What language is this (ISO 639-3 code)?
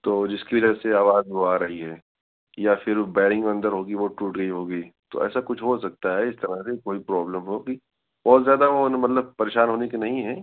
urd